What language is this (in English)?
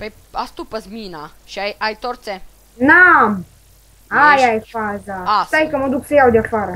Romanian